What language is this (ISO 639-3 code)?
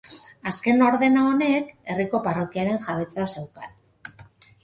eus